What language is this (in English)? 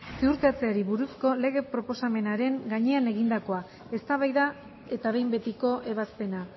Basque